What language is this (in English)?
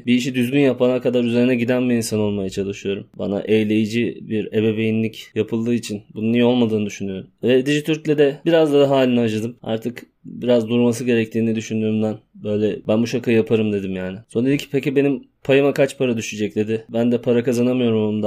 Turkish